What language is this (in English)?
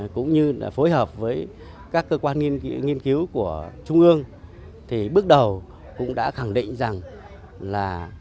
Vietnamese